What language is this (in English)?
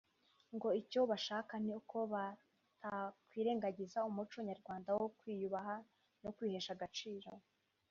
Kinyarwanda